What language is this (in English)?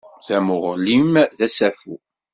Kabyle